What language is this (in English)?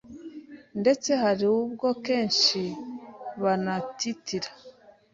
Kinyarwanda